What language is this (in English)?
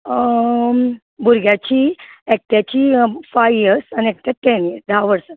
Konkani